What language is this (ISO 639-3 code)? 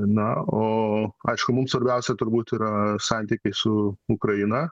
lit